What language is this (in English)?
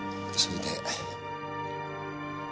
Japanese